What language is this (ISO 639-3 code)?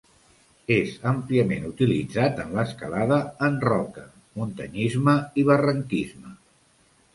cat